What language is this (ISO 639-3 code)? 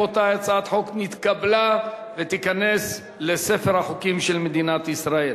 heb